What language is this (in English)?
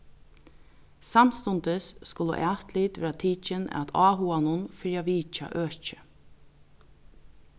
Faroese